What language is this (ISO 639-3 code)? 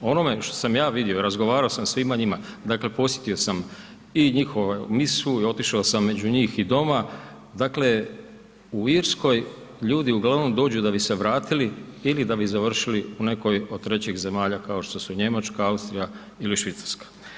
hrv